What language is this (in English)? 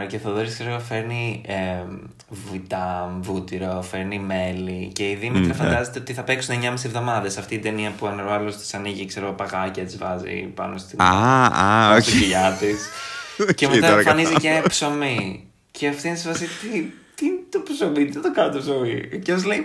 Greek